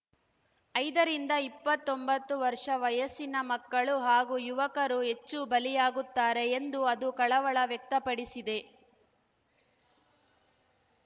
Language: Kannada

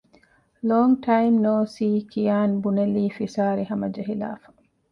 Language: Divehi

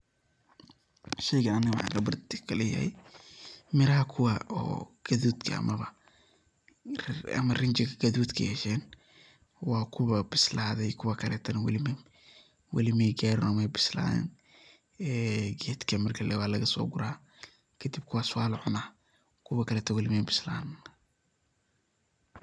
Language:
Somali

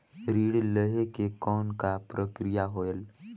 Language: Chhattisgarhi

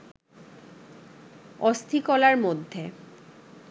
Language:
Bangla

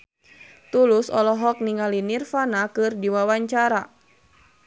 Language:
Sundanese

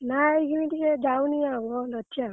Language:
Odia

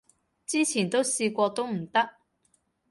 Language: Cantonese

